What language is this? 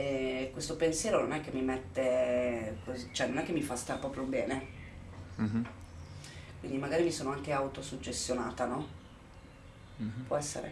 Italian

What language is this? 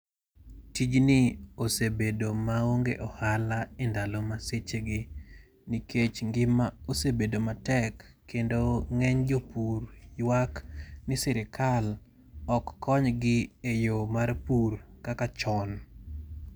Luo (Kenya and Tanzania)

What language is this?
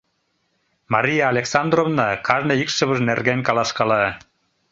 Mari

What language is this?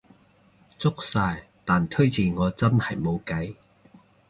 Cantonese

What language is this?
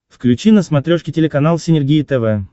Russian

